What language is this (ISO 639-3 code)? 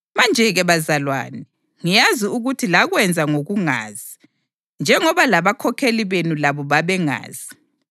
nde